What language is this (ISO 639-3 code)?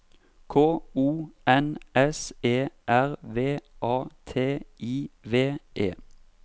nor